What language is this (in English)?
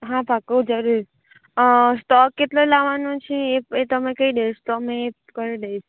Gujarati